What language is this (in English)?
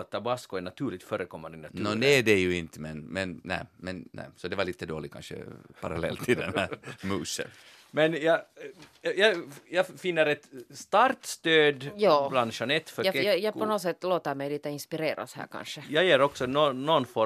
Swedish